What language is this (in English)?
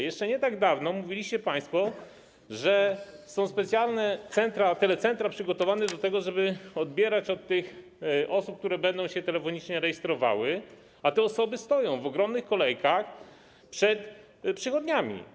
Polish